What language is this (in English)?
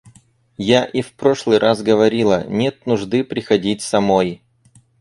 Russian